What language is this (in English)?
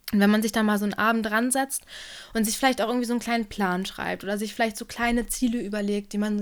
German